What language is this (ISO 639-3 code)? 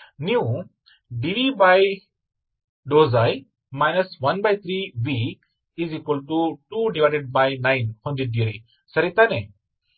kan